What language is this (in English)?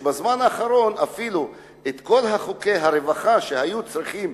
Hebrew